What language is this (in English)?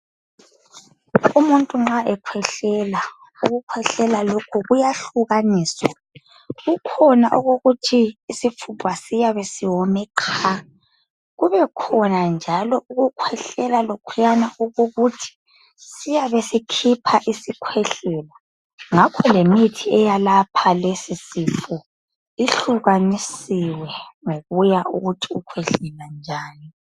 North Ndebele